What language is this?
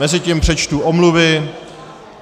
Czech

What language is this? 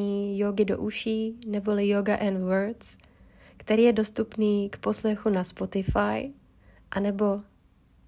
Czech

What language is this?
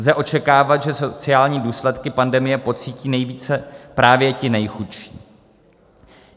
Czech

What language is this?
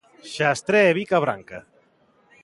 Galician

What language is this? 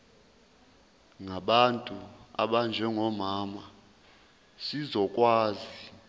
Zulu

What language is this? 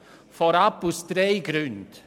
Swiss German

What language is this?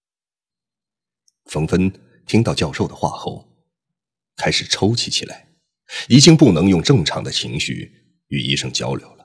Chinese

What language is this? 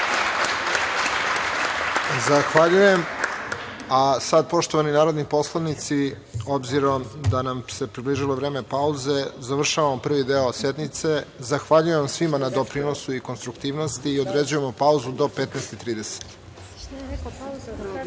Serbian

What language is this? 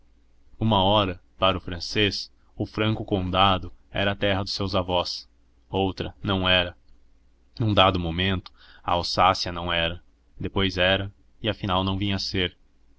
Portuguese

